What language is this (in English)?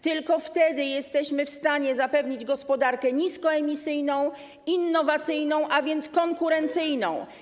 Polish